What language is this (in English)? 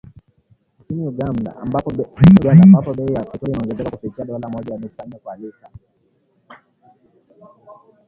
Swahili